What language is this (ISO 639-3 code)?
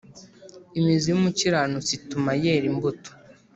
kin